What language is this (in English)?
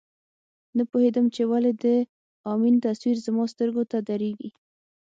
Pashto